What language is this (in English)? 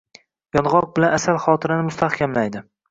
Uzbek